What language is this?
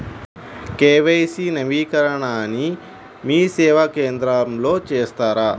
Telugu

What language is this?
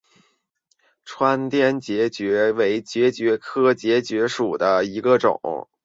Chinese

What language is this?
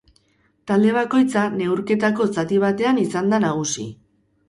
Basque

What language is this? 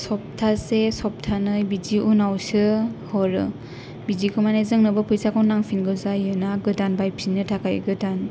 Bodo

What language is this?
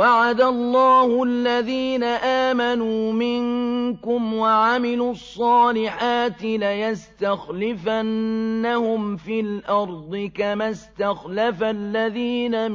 Arabic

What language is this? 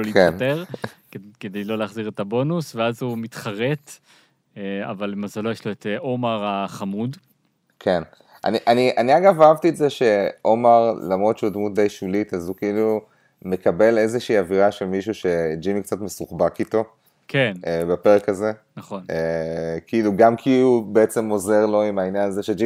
Hebrew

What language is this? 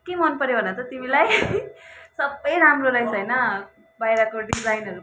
Nepali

